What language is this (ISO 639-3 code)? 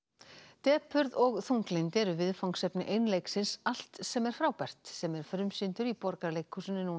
isl